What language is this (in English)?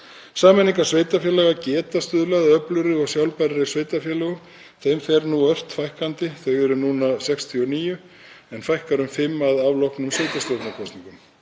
Icelandic